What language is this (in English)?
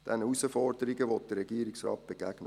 Swiss German